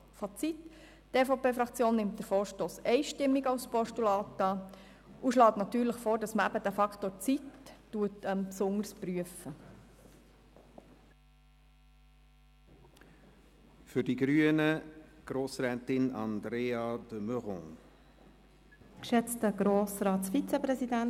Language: Swiss German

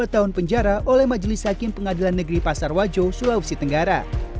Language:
Indonesian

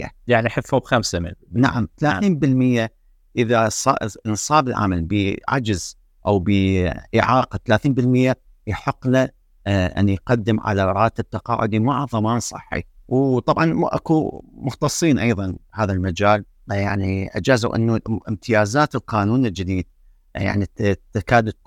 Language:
Arabic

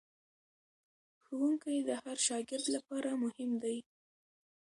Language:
Pashto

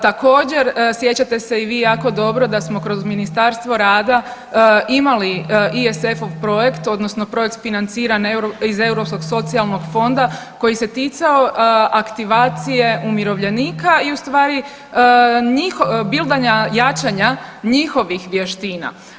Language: Croatian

